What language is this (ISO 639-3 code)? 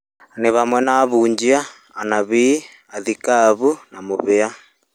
kik